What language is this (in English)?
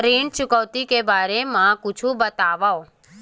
Chhattisgarhi